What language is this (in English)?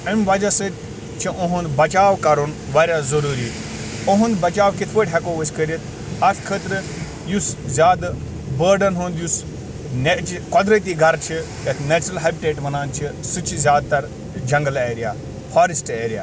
Kashmiri